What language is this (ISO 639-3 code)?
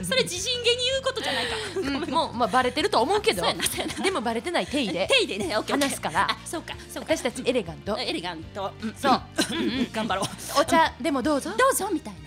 jpn